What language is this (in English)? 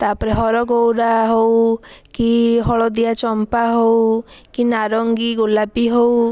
Odia